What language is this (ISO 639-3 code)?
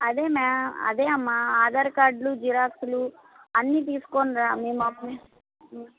tel